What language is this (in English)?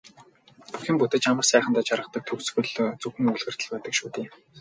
Mongolian